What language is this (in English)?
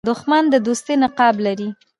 Pashto